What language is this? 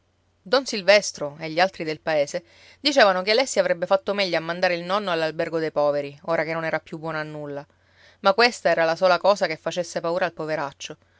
Italian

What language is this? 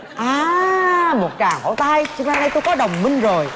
Vietnamese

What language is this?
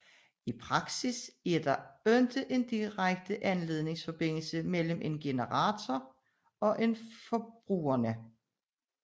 Danish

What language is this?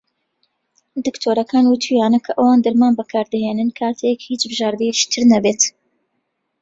Central Kurdish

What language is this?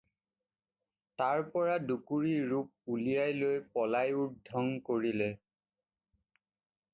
Assamese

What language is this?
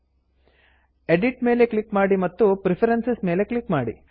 Kannada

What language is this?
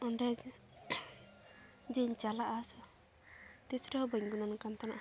Santali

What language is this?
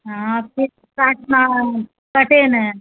Maithili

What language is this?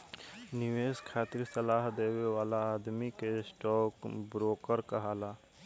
Bhojpuri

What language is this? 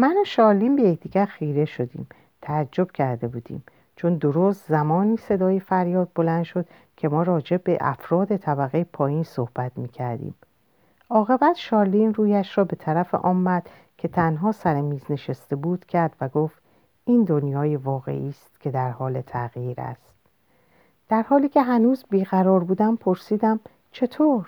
Persian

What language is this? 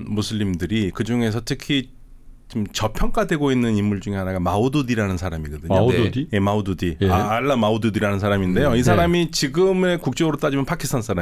Korean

